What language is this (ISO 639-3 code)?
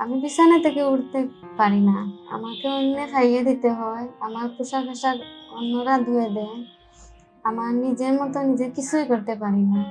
tur